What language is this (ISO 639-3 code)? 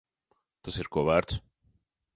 lav